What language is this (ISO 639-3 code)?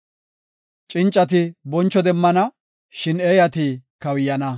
gof